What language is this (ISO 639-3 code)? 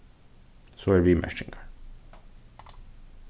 fao